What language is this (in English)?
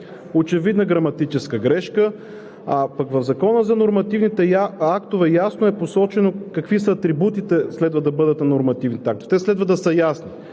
Bulgarian